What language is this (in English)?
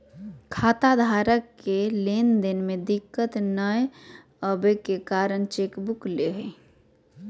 Magahi